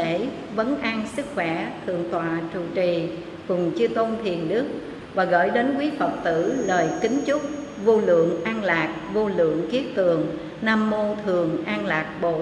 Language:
Vietnamese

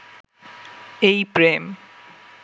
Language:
Bangla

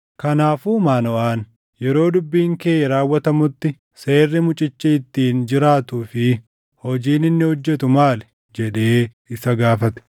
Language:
Oromo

